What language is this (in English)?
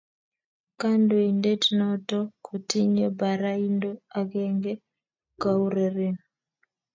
Kalenjin